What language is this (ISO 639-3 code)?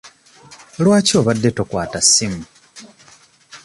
lug